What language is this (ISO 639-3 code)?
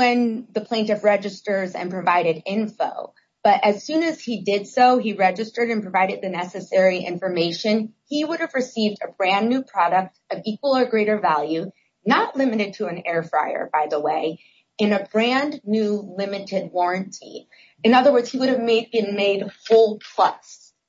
eng